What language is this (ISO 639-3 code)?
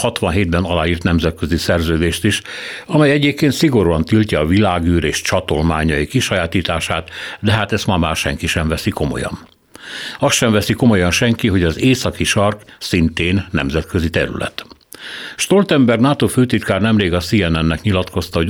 hun